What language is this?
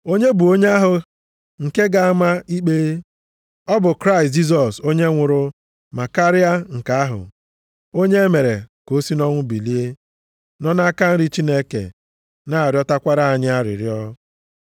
Igbo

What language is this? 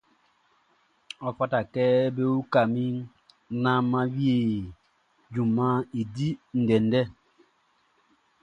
Baoulé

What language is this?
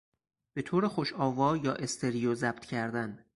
Persian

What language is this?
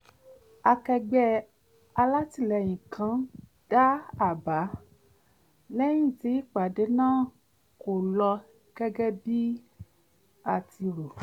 Yoruba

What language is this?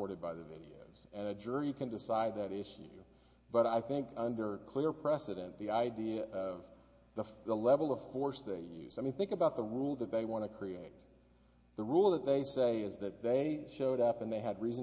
English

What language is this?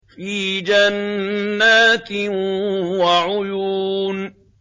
Arabic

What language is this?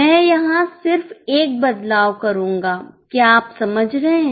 Hindi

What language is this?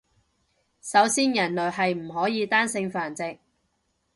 Cantonese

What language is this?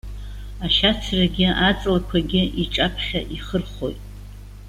Abkhazian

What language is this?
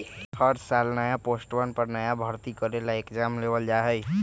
Magahi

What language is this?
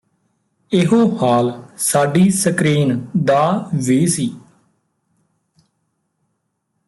Punjabi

